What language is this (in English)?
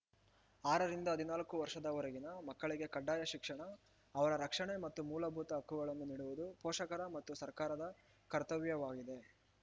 Kannada